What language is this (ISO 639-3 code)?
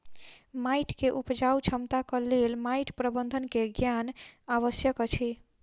mai